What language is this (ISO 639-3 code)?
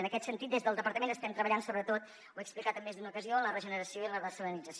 cat